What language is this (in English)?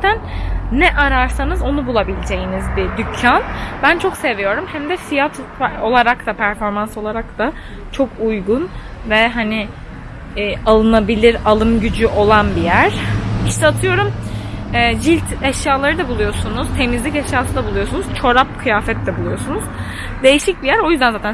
Turkish